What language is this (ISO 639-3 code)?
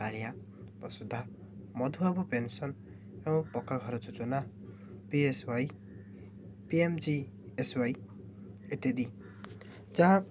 ori